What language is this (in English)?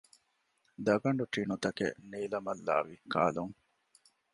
Divehi